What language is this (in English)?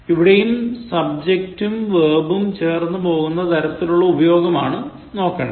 Malayalam